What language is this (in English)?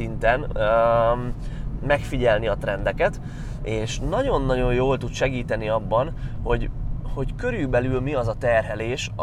Hungarian